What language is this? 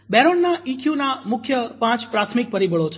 Gujarati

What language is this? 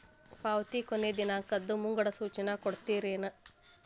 Kannada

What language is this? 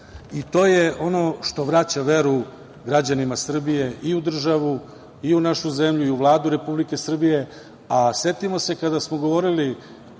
Serbian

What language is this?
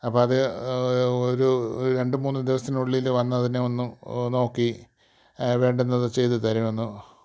Malayalam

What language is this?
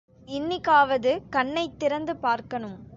Tamil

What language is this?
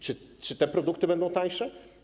Polish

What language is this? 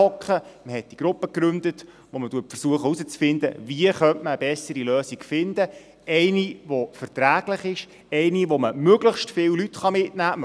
Swiss German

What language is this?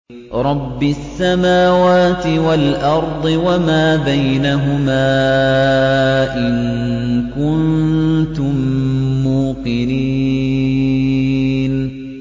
Arabic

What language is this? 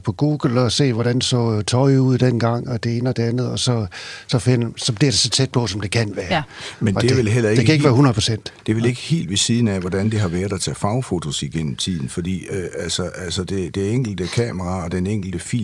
Danish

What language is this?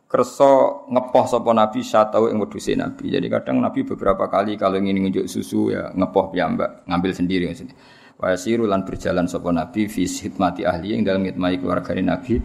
Malay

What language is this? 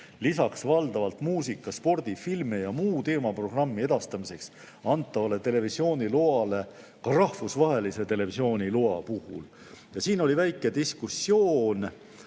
Estonian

